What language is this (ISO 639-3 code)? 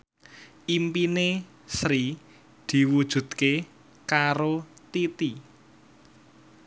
jav